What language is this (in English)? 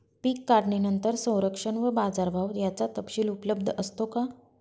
Marathi